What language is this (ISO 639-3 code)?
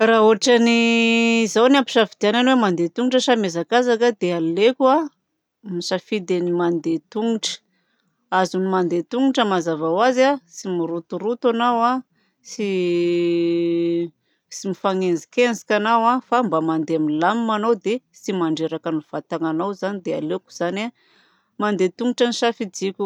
bzc